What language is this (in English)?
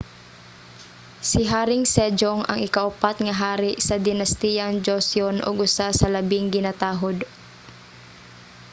Cebuano